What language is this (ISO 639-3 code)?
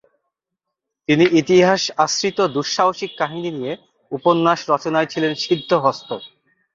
ben